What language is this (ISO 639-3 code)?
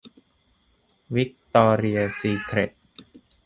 tha